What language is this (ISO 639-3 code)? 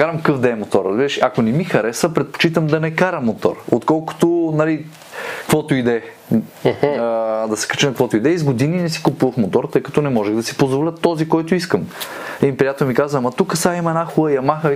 bul